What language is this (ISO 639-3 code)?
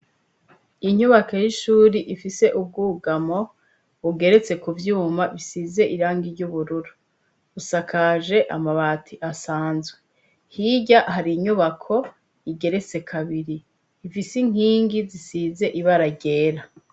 run